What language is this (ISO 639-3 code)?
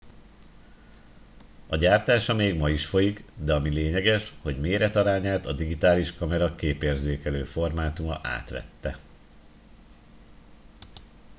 hun